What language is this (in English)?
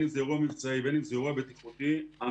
Hebrew